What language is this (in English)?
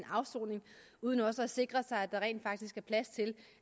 Danish